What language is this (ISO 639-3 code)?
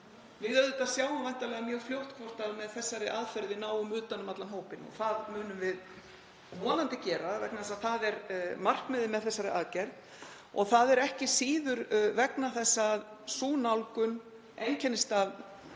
isl